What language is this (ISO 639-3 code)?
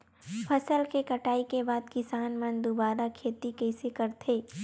hne